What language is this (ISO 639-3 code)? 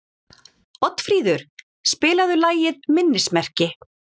isl